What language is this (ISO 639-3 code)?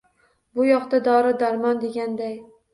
uzb